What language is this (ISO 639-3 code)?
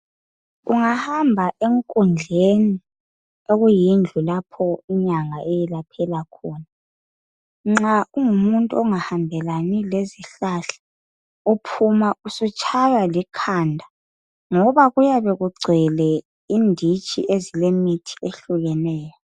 nde